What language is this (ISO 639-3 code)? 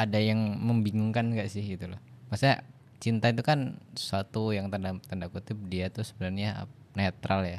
ind